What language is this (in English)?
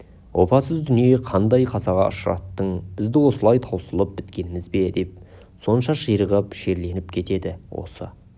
Kazakh